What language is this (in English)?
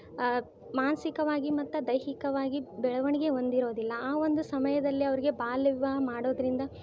Kannada